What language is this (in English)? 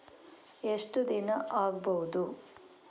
Kannada